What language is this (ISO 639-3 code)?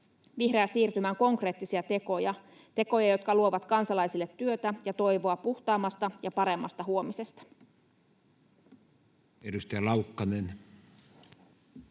fin